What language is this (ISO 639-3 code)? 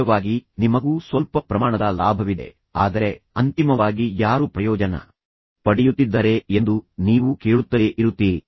kan